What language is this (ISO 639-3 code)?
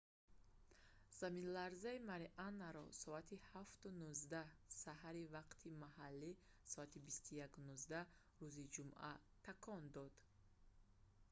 tgk